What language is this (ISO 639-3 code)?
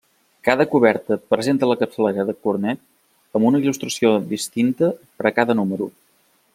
cat